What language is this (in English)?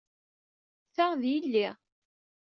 Kabyle